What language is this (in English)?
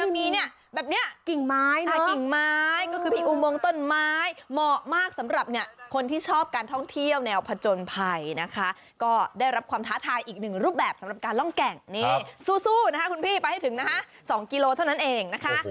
Thai